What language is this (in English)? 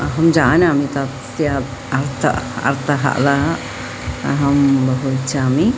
Sanskrit